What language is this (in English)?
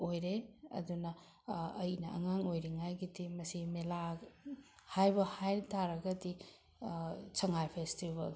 Manipuri